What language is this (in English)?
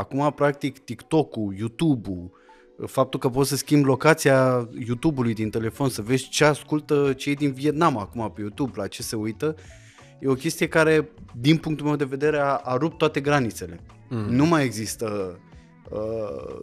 Romanian